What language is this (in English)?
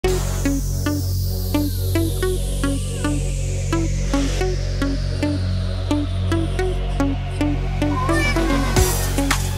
Turkish